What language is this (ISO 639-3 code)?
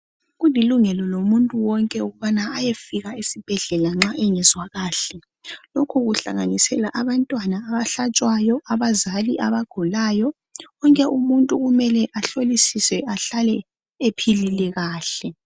nde